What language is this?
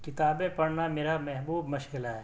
Urdu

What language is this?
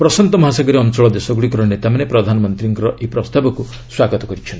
Odia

